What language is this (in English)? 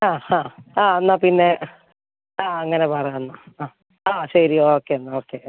Malayalam